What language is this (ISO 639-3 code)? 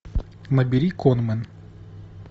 rus